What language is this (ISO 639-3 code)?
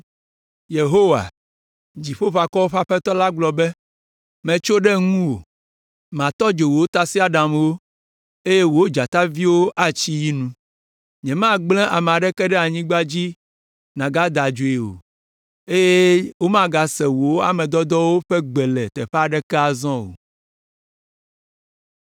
ewe